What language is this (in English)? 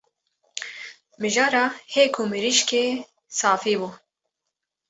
Kurdish